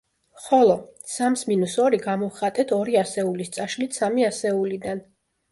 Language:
Georgian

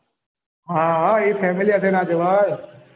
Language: Gujarati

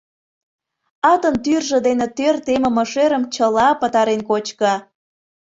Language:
Mari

